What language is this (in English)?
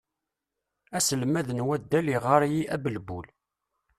Kabyle